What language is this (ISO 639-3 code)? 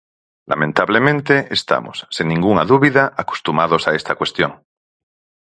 glg